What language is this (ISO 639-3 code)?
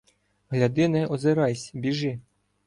ukr